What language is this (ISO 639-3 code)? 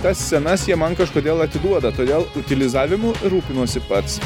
lit